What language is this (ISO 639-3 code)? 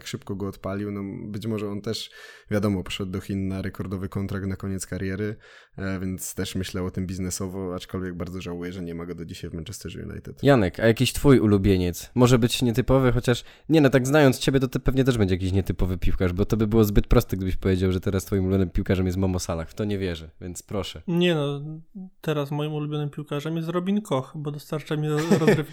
pol